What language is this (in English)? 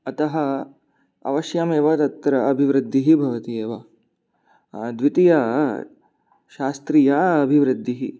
Sanskrit